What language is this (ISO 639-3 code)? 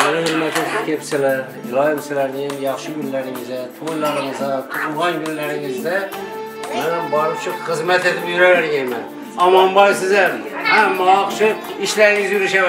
tur